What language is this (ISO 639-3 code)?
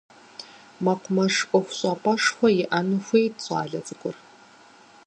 kbd